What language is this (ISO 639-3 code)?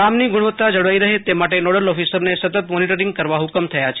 guj